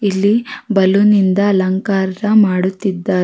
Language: Kannada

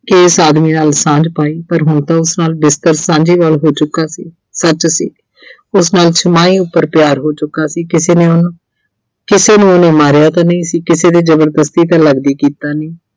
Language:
Punjabi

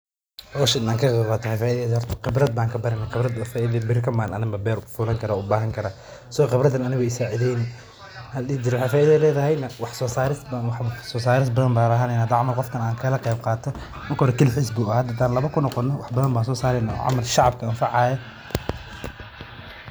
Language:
Somali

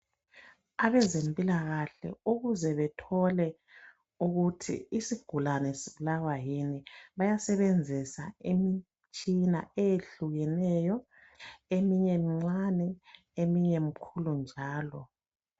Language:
North Ndebele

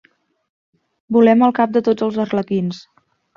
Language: Catalan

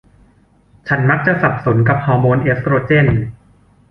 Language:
Thai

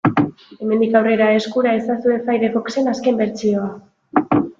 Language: Basque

